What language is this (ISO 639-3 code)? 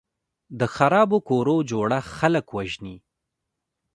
pus